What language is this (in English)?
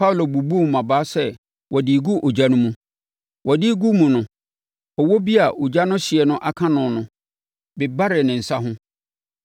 Akan